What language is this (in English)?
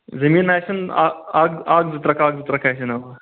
Kashmiri